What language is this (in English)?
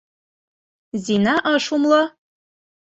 Mari